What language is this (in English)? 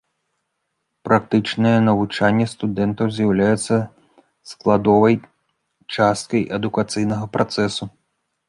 Belarusian